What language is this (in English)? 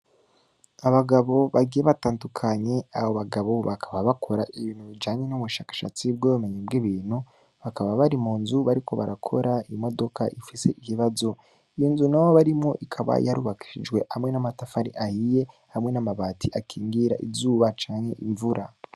Rundi